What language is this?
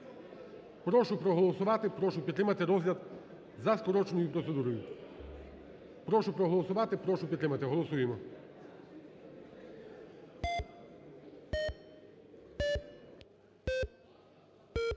Ukrainian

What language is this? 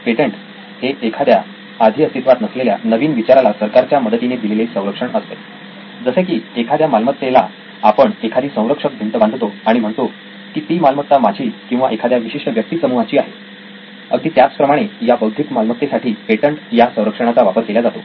Marathi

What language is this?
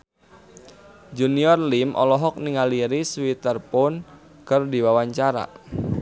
Sundanese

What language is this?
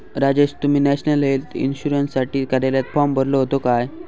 Marathi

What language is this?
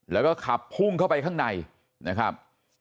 Thai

